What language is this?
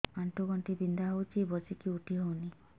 Odia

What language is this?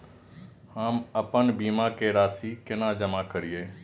Maithili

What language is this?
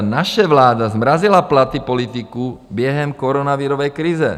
Czech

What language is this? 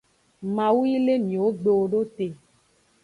Aja (Benin)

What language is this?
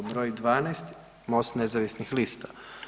Croatian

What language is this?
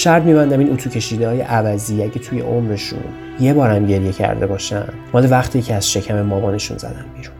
Persian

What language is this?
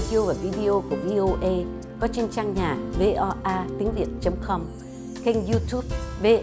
Vietnamese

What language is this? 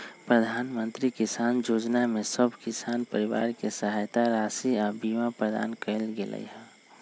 Magahi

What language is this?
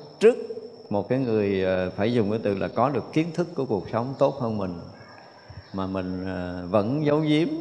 Vietnamese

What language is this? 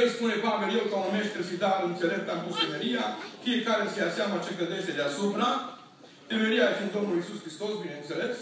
Romanian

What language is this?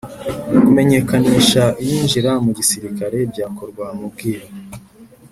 Kinyarwanda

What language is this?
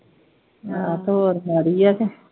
Punjabi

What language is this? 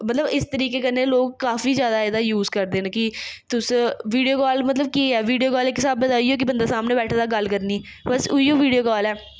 Dogri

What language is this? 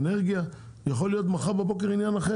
Hebrew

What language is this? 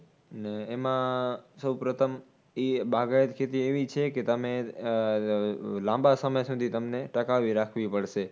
Gujarati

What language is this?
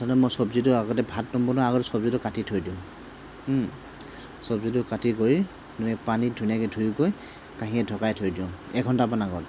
Assamese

